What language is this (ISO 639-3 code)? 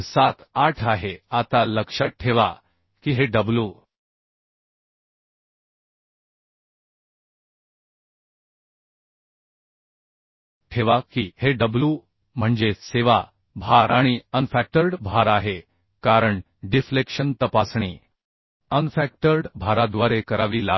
mar